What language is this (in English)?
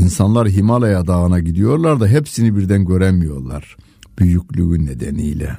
Turkish